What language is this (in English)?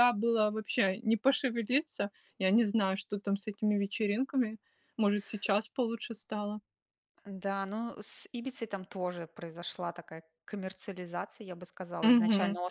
Russian